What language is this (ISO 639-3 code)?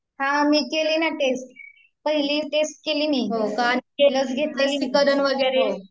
mar